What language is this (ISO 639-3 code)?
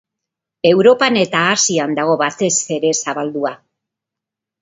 eus